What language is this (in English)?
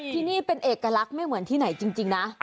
Thai